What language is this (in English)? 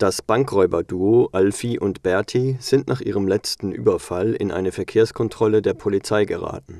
German